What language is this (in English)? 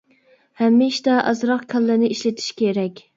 Uyghur